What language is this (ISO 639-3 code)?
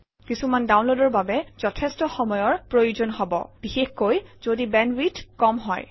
asm